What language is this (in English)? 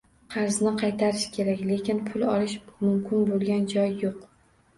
Uzbek